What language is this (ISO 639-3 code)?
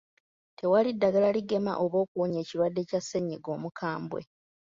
lug